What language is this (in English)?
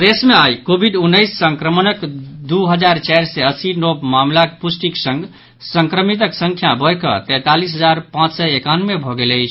Maithili